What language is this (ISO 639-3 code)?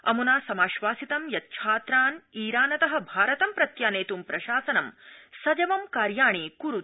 san